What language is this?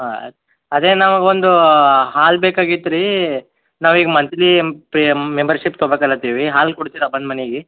Kannada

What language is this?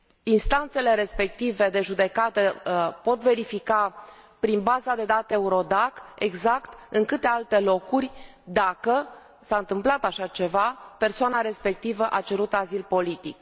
Romanian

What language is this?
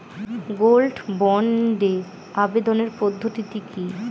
Bangla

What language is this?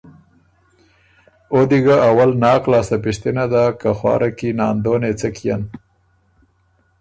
Ormuri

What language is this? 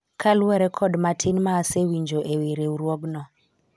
Luo (Kenya and Tanzania)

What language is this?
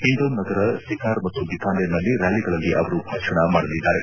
Kannada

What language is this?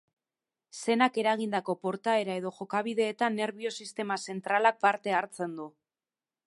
Basque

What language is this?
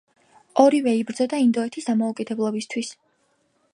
Georgian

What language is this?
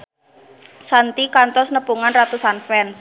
Sundanese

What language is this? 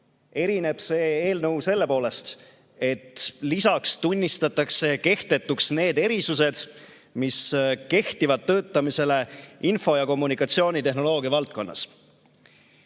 Estonian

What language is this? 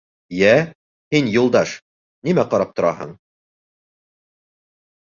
Bashkir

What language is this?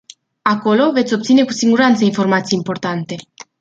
Romanian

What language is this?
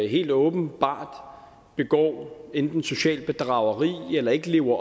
Danish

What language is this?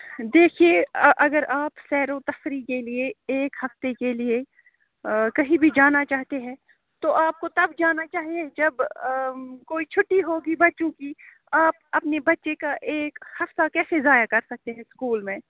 Urdu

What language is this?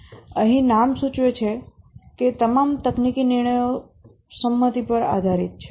Gujarati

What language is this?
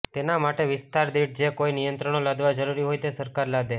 Gujarati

